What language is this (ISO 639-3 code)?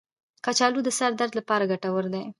pus